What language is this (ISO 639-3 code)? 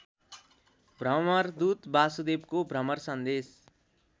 nep